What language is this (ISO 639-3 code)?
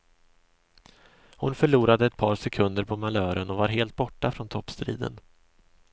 swe